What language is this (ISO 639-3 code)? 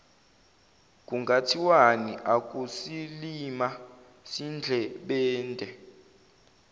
zul